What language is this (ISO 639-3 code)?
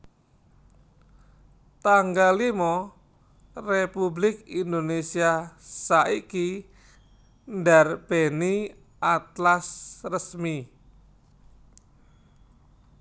jav